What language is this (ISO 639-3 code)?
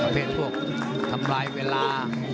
tha